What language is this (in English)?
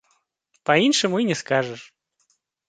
Belarusian